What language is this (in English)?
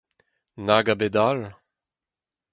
Breton